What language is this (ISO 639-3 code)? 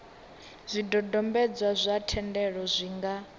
ven